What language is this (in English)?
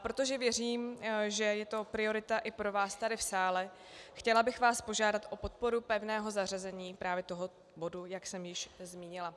Czech